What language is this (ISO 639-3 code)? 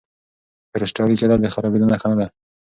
pus